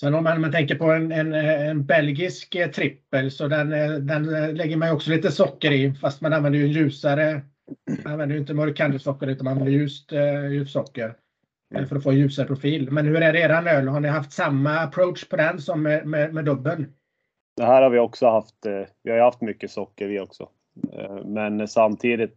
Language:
Swedish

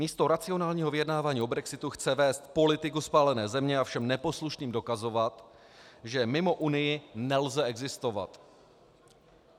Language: Czech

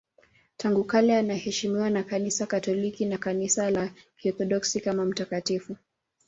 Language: Swahili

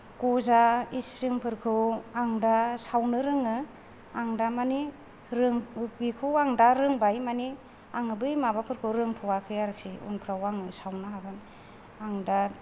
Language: Bodo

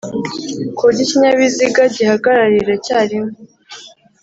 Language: Kinyarwanda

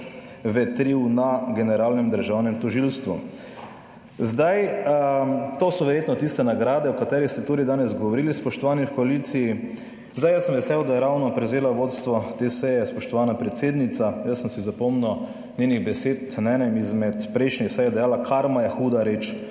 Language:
Slovenian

